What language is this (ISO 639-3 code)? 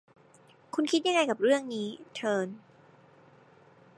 tha